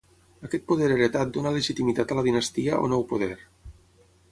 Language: Catalan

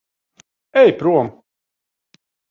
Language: Latvian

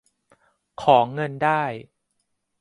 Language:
Thai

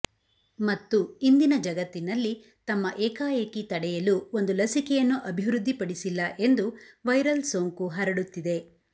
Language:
Kannada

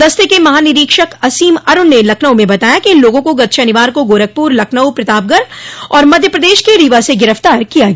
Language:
Hindi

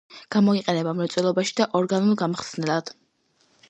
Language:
Georgian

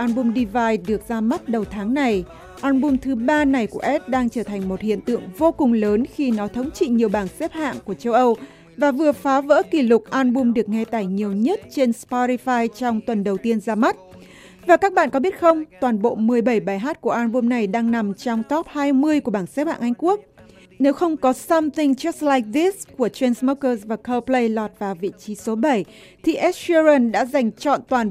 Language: Vietnamese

